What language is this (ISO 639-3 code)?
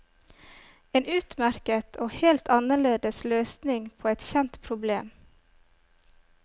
nor